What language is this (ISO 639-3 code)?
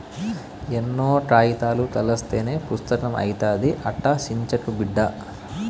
tel